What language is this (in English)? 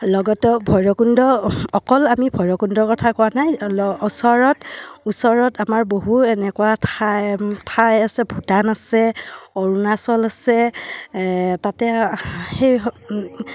Assamese